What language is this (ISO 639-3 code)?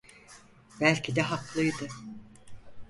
tur